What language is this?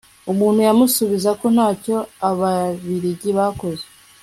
Kinyarwanda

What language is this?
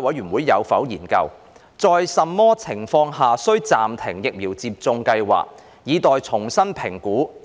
Cantonese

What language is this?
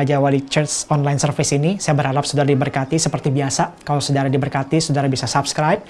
Indonesian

